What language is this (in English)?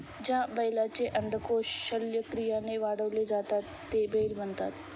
Marathi